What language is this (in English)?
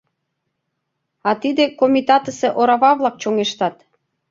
Mari